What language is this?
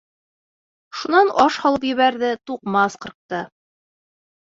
Bashkir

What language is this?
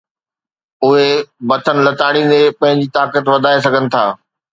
Sindhi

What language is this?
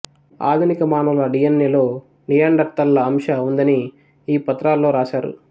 Telugu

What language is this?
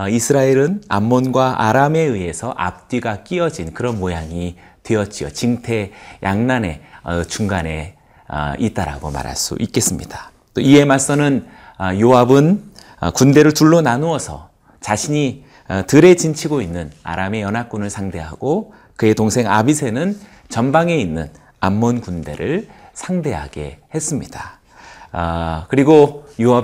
Korean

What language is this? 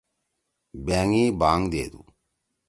Torwali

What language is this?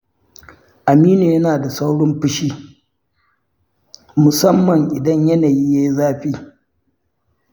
Hausa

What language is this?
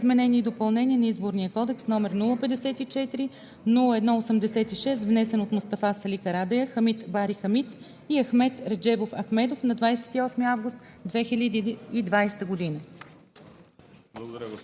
Bulgarian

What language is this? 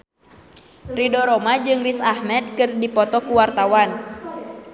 Sundanese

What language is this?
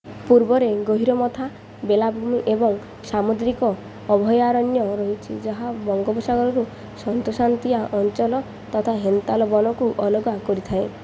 Odia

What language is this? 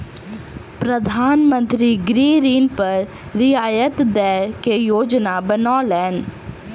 Maithili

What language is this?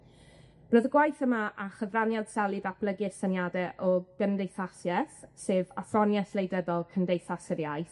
Welsh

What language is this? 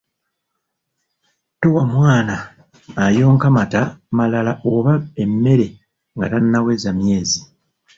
Ganda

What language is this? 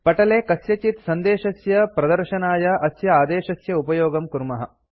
Sanskrit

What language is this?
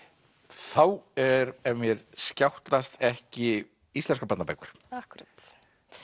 Icelandic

